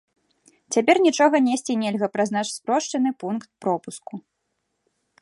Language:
Belarusian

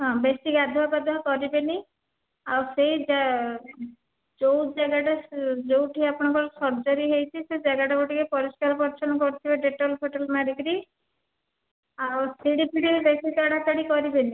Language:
Odia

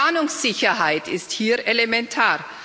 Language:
German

